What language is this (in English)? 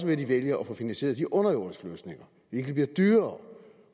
Danish